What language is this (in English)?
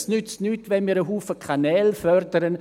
Swiss German